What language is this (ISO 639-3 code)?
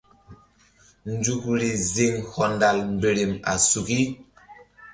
mdd